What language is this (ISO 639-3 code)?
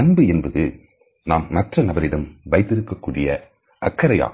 tam